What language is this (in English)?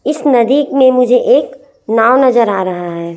Hindi